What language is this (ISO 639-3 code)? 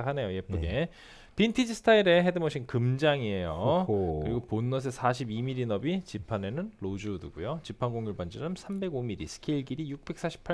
kor